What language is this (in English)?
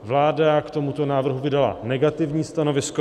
Czech